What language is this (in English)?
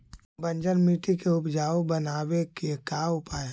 Magahi